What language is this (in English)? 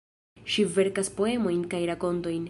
Esperanto